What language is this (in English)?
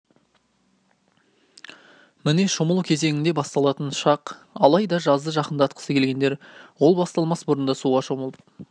Kazakh